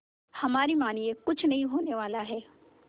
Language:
Hindi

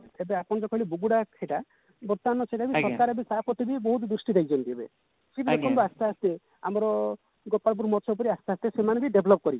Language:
Odia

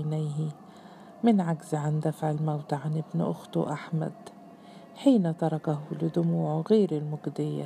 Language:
Arabic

